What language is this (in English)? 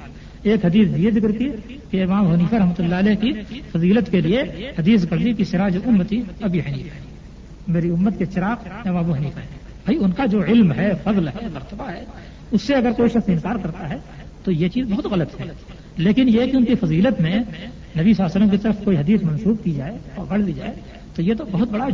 Urdu